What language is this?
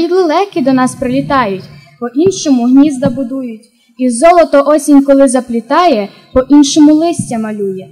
Ukrainian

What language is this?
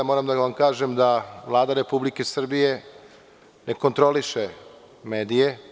Serbian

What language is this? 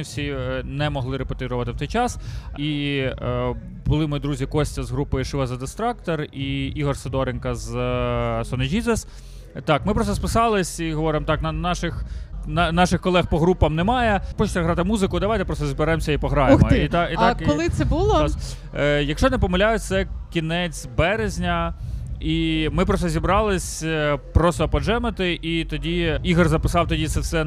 Ukrainian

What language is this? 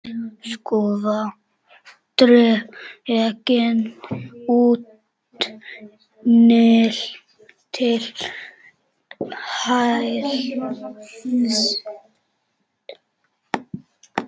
Icelandic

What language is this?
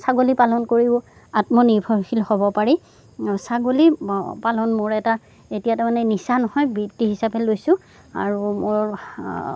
Assamese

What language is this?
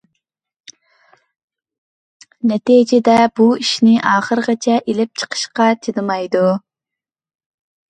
Uyghur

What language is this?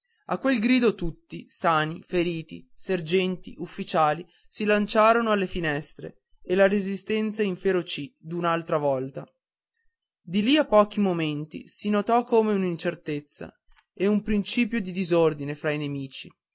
Italian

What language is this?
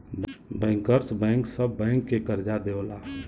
Bhojpuri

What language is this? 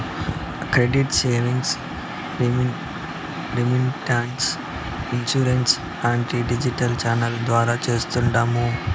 Telugu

